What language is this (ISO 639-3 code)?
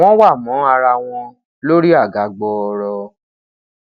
yor